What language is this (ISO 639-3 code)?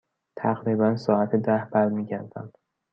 fas